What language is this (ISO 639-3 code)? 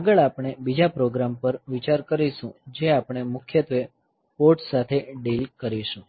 guj